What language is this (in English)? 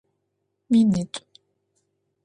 Adyghe